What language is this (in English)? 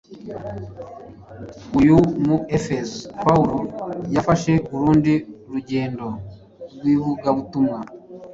Kinyarwanda